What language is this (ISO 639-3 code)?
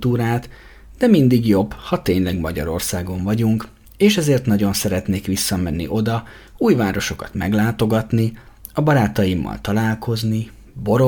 hun